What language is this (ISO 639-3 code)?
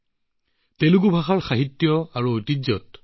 asm